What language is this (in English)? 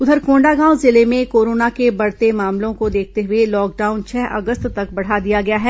Hindi